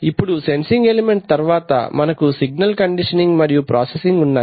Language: Telugu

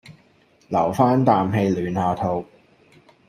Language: Cantonese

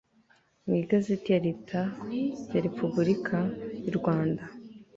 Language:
Kinyarwanda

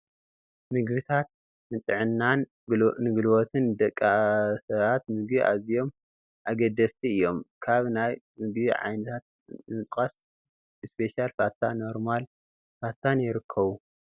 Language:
Tigrinya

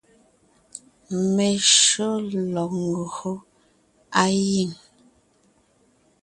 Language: Ngiemboon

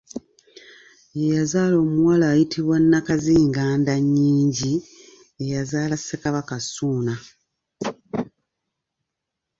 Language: Ganda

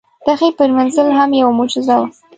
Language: Pashto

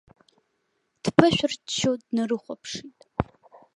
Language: Abkhazian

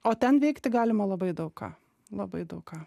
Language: Lithuanian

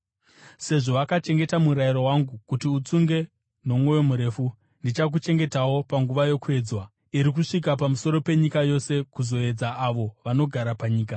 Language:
Shona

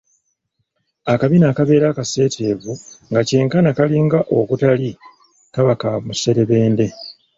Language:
Ganda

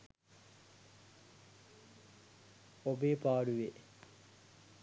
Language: Sinhala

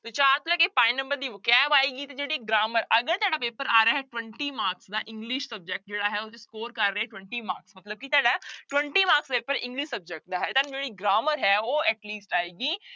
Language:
Punjabi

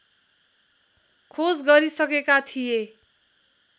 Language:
Nepali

